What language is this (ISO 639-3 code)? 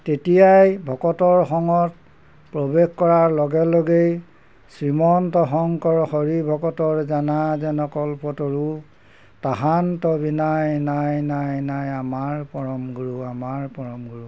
asm